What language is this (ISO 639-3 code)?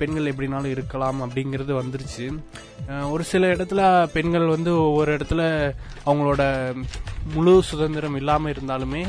tam